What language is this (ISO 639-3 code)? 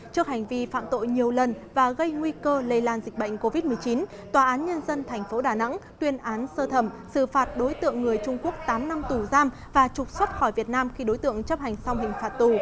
vie